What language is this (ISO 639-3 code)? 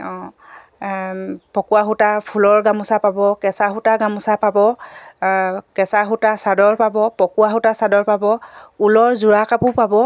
asm